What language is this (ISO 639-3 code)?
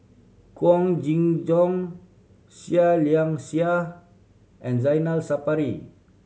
eng